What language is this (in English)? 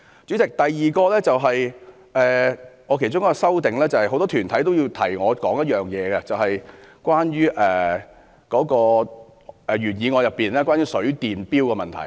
Cantonese